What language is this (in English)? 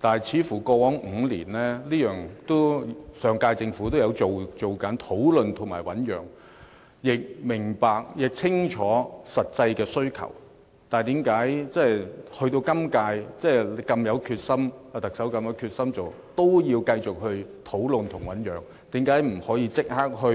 Cantonese